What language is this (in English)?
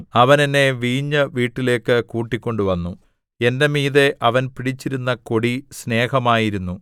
Malayalam